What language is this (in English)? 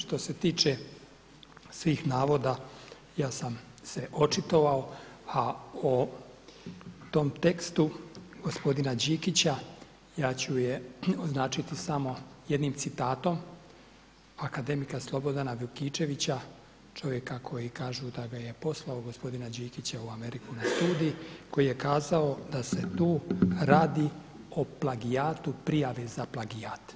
Croatian